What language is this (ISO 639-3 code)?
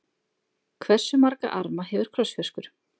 isl